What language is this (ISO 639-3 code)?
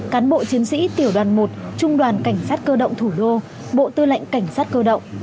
vie